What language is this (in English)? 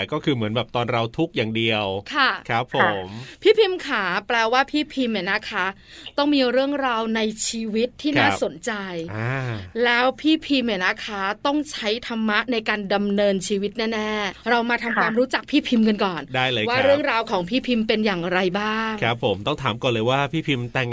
Thai